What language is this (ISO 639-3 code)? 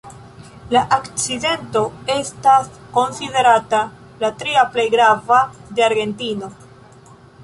epo